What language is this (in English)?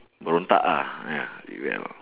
English